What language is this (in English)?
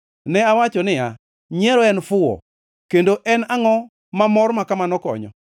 Luo (Kenya and Tanzania)